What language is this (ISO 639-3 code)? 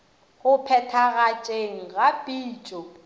nso